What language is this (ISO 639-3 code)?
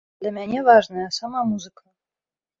bel